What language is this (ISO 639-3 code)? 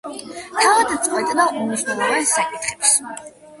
kat